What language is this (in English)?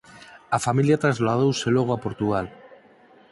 Galician